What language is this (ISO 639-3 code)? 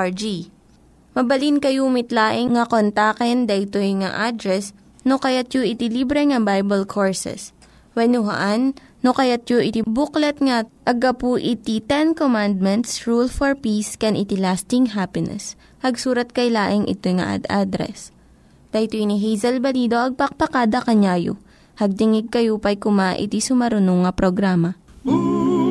fil